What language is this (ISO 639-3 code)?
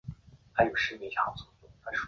zho